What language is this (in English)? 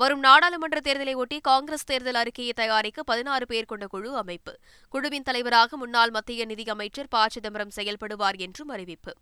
Tamil